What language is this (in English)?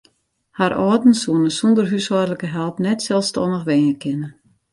Western Frisian